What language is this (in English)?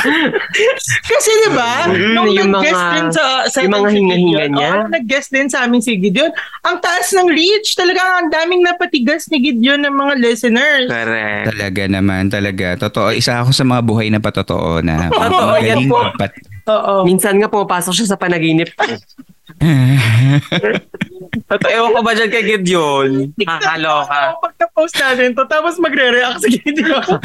Filipino